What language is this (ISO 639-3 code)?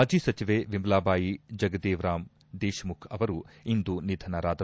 kan